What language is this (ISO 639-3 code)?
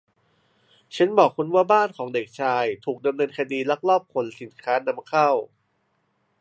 tha